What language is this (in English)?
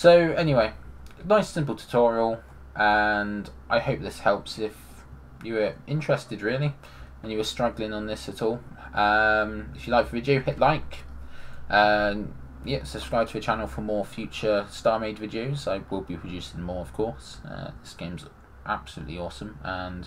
English